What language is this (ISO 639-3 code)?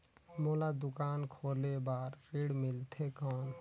hne